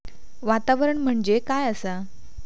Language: Marathi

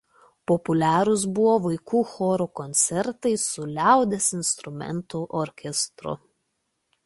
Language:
Lithuanian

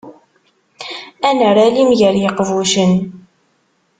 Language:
Kabyle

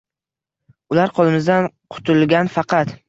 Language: Uzbek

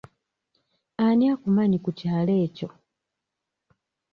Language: Ganda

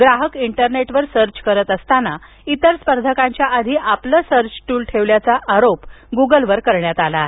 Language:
Marathi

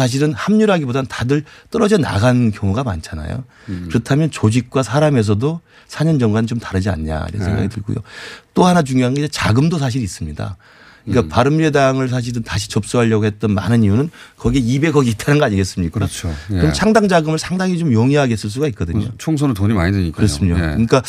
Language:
Korean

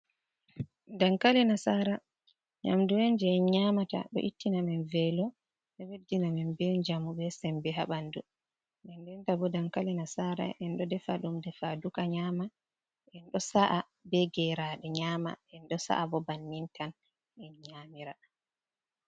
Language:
Fula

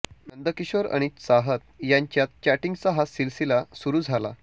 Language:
Marathi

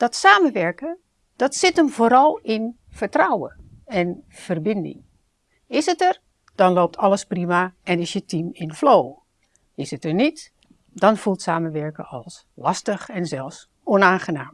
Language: Dutch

